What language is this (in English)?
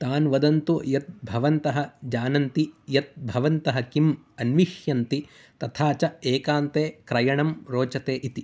Sanskrit